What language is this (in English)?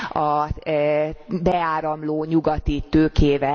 Hungarian